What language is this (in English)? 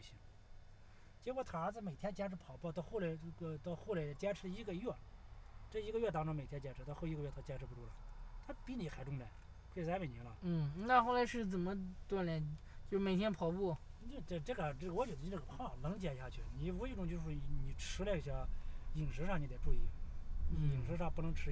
Chinese